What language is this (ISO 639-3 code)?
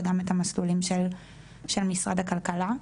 heb